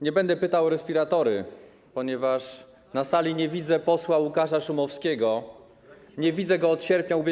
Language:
Polish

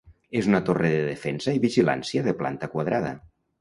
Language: Catalan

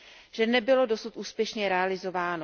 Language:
Czech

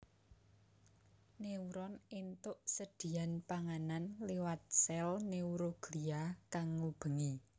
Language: Javanese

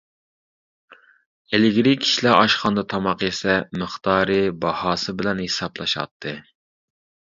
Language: Uyghur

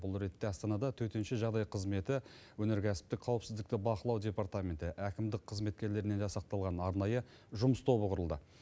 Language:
Kazakh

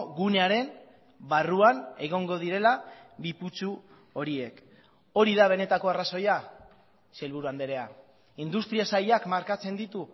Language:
Basque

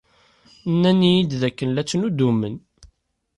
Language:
Kabyle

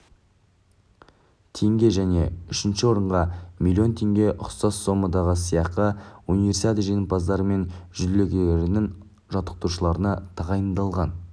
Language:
Kazakh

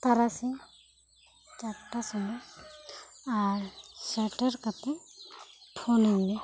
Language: Santali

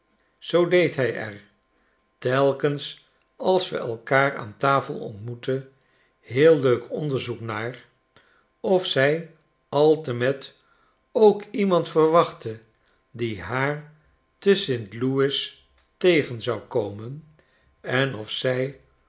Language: Dutch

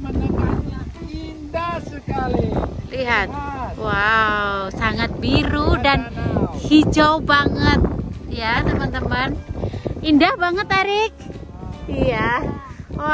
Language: Indonesian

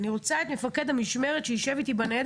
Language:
Hebrew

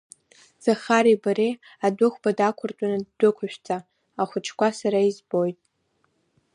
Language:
Abkhazian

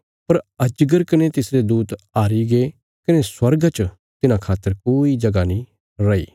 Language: Bilaspuri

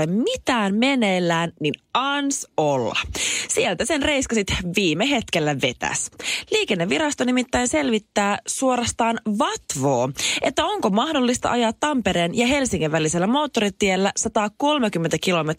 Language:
Finnish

